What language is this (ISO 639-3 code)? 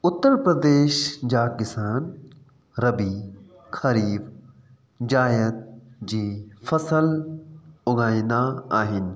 snd